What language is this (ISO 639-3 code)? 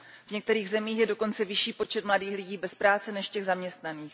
ces